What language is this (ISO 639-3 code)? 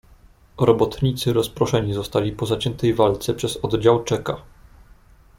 pol